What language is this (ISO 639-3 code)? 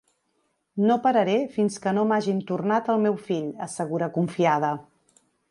cat